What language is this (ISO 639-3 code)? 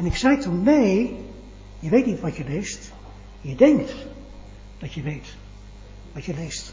nld